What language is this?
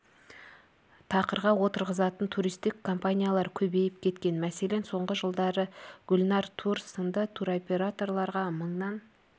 Kazakh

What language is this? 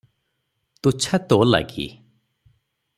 Odia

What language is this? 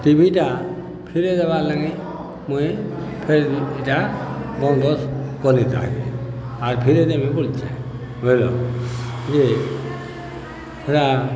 Odia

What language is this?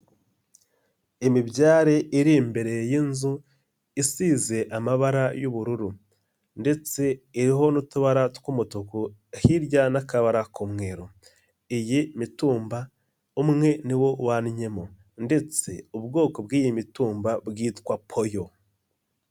Kinyarwanda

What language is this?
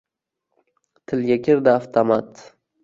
Uzbek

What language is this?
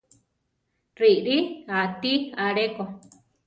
Central Tarahumara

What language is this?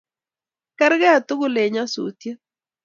Kalenjin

